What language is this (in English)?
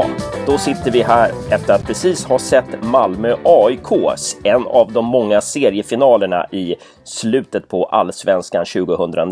Swedish